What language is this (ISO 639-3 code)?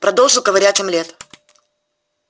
rus